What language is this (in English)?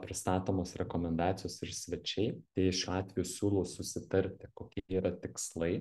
Lithuanian